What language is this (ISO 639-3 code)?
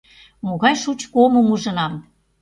chm